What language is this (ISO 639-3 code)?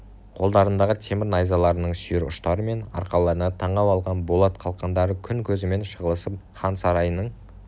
kaz